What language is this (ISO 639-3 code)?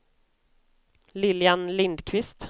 swe